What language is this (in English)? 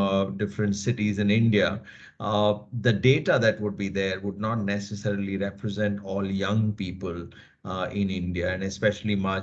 English